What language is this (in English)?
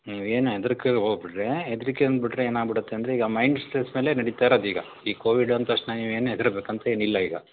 Kannada